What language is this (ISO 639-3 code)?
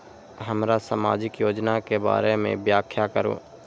mai